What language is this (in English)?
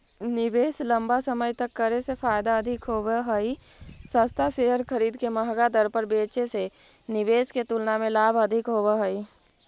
Magahi